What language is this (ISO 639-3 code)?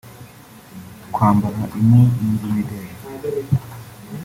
kin